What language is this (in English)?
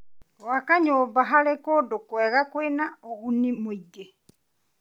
Kikuyu